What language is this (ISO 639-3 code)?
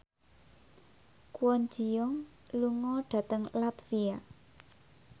jav